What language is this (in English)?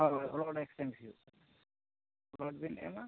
Santali